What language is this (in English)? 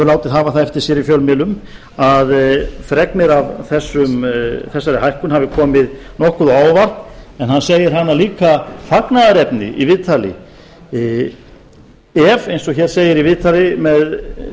Icelandic